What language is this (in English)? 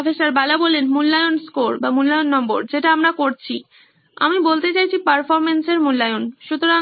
Bangla